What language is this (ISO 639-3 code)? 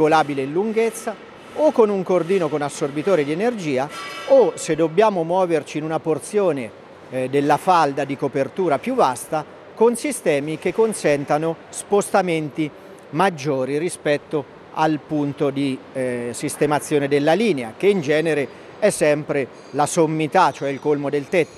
ita